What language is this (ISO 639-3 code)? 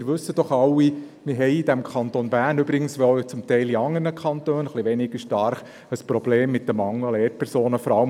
gsw